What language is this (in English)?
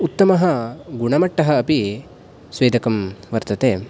Sanskrit